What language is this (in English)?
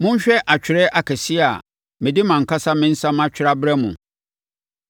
Akan